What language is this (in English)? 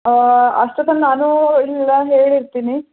Kannada